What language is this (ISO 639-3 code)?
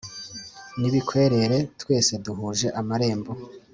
kin